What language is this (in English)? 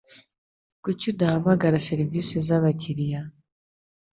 Kinyarwanda